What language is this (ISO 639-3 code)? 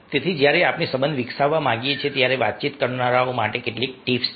guj